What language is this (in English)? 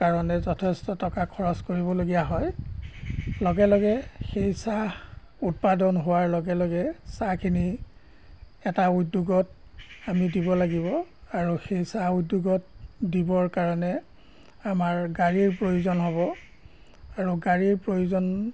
Assamese